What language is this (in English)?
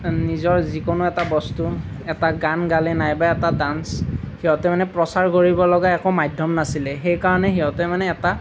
Assamese